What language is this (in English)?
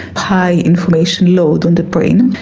English